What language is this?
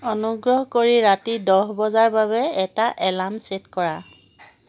Assamese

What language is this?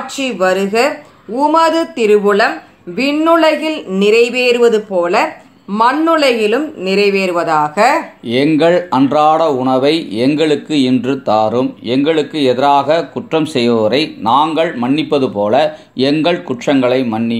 Romanian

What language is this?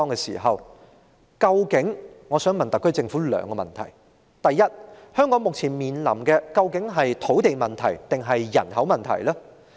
Cantonese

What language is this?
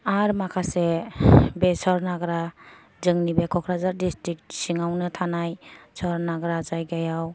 Bodo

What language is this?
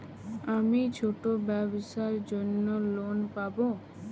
Bangla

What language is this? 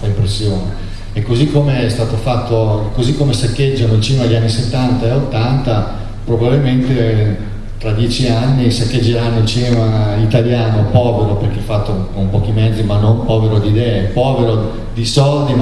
Italian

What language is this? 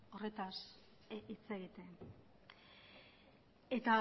Basque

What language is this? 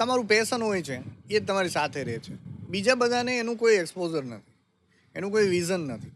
Gujarati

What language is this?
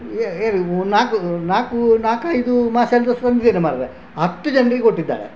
Kannada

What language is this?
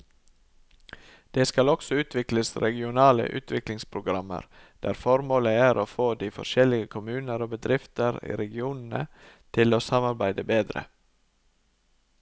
Norwegian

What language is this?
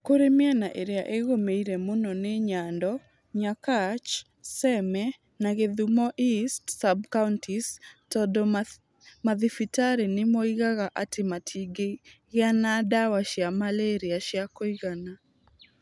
Kikuyu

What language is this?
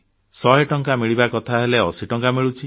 Odia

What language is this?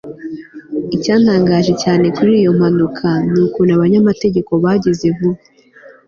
Kinyarwanda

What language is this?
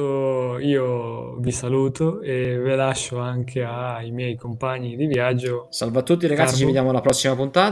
Italian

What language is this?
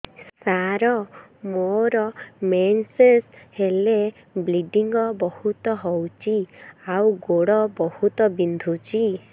Odia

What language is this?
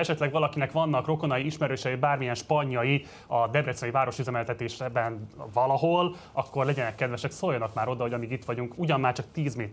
Hungarian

